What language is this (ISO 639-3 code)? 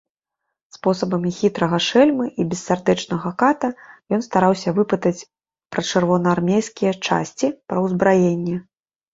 bel